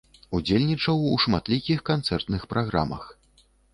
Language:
Belarusian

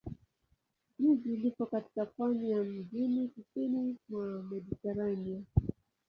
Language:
Swahili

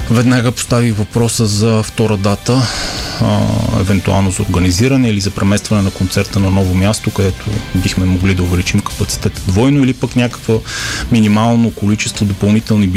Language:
Bulgarian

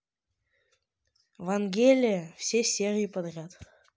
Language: Russian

